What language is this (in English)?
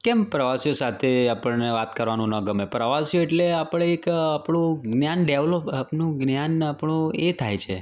Gujarati